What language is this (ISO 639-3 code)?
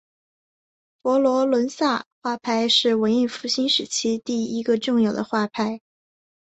zho